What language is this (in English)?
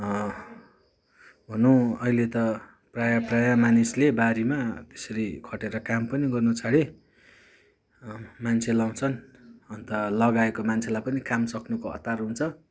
Nepali